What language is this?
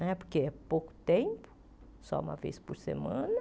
Portuguese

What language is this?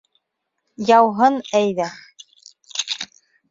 Bashkir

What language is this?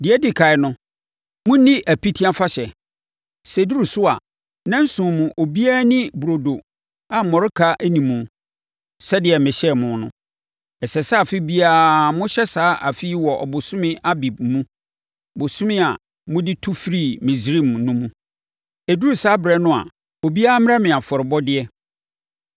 Akan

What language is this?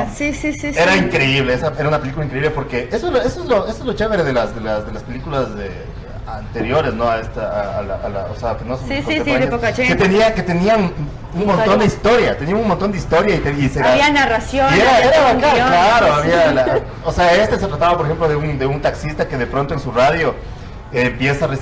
Spanish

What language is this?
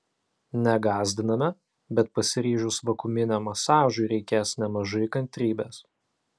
Lithuanian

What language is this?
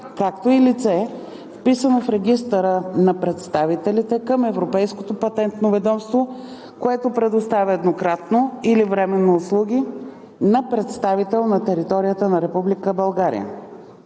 Bulgarian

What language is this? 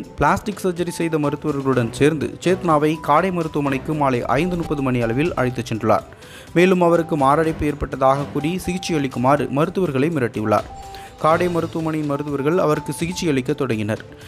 Romanian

